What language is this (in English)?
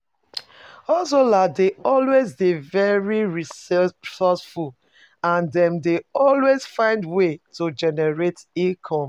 Nigerian Pidgin